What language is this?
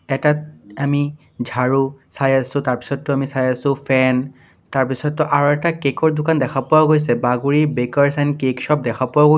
Assamese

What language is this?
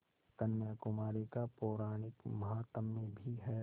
Hindi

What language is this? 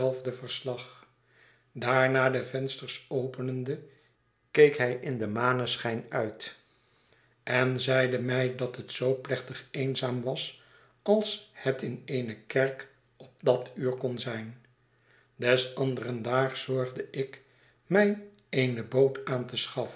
Dutch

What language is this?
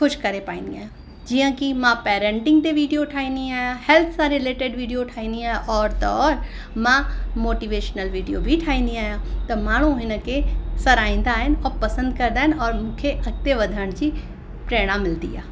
Sindhi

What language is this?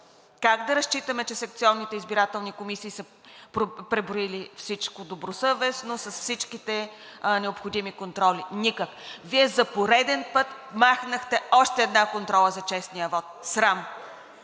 Bulgarian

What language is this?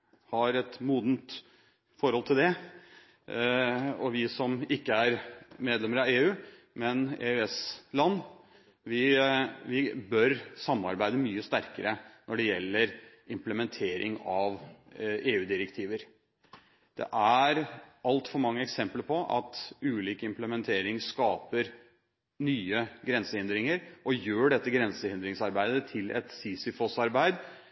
Norwegian Bokmål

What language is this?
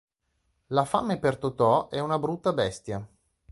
Italian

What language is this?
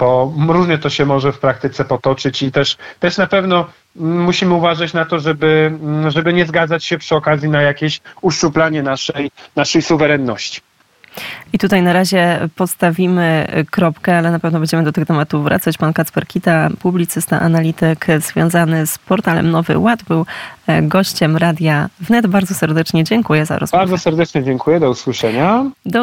Polish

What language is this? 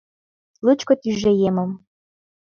Mari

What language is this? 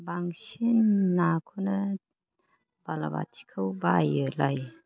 Bodo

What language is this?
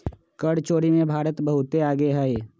Magahi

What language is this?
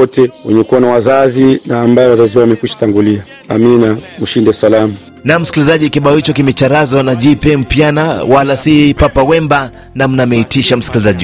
Swahili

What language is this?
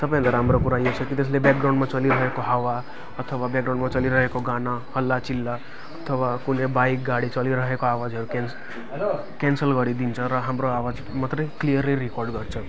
Nepali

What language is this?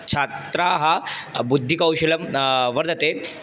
Sanskrit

